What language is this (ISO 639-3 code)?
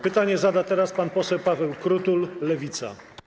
pol